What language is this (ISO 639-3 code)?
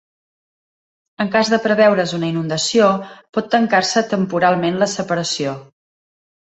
cat